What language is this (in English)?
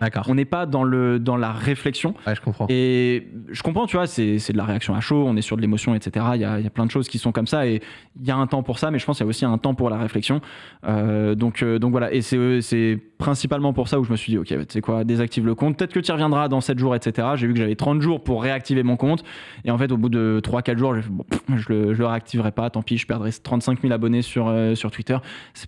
French